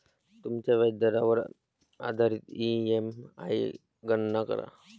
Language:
Marathi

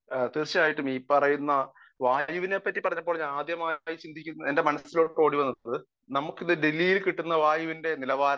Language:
Malayalam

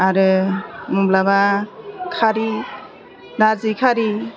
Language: Bodo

